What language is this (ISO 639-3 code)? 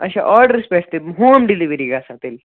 kas